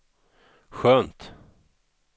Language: Swedish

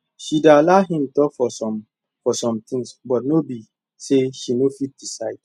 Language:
Nigerian Pidgin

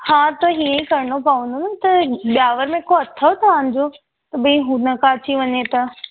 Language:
Sindhi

